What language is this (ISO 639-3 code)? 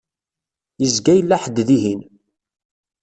kab